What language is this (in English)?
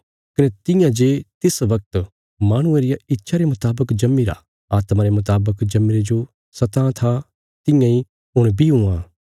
Bilaspuri